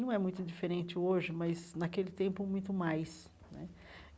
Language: Portuguese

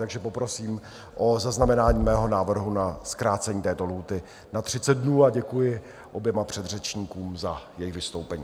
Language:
Czech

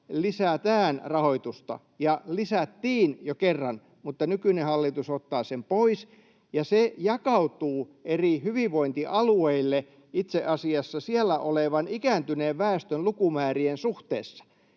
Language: Finnish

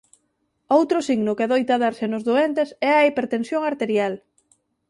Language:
Galician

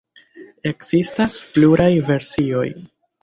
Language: Esperanto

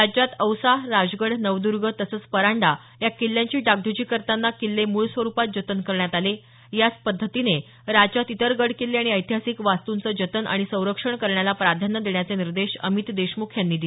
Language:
Marathi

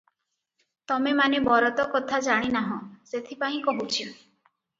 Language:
Odia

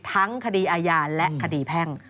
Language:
Thai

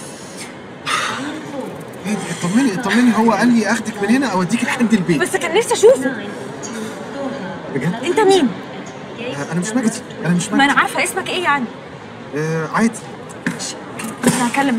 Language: Arabic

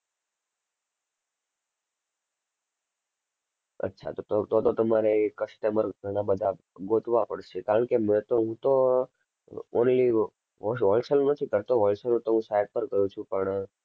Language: Gujarati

